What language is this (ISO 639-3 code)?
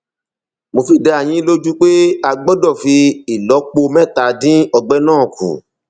yor